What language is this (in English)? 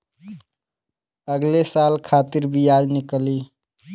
Bhojpuri